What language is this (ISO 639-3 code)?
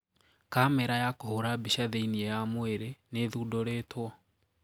kik